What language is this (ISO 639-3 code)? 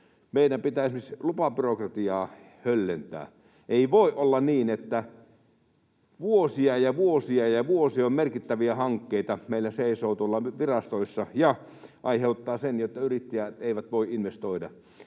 fin